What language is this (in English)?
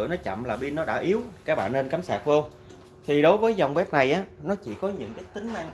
Vietnamese